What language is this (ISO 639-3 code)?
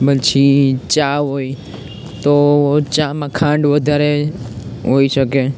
guj